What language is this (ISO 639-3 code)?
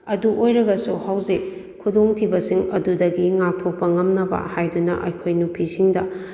mni